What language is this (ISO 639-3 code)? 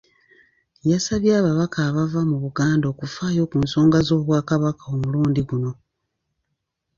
lug